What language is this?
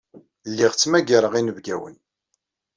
Kabyle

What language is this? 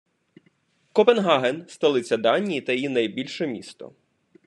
Ukrainian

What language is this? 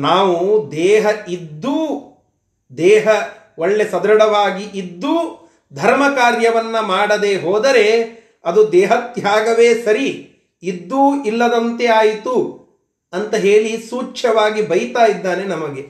Kannada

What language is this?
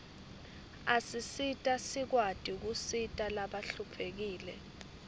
Swati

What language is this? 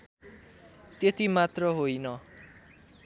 Nepali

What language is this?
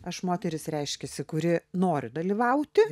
Lithuanian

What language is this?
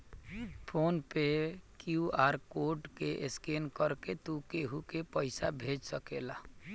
Bhojpuri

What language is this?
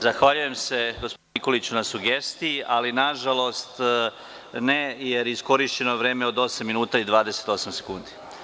Serbian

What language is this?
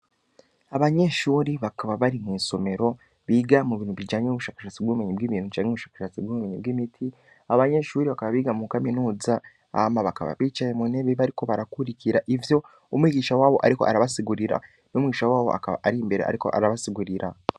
Rundi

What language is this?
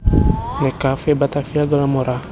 Javanese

